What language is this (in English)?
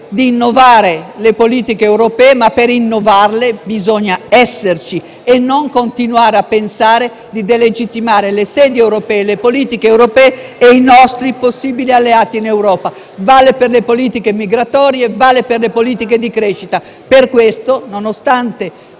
Italian